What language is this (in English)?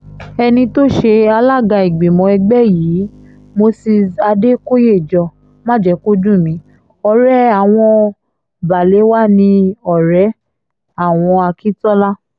Yoruba